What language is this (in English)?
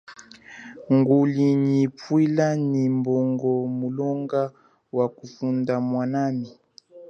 Chokwe